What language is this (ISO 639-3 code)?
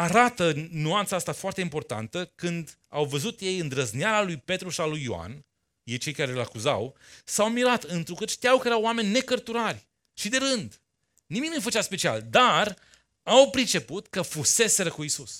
ron